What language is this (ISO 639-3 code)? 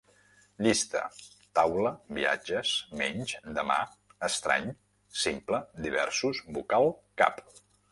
cat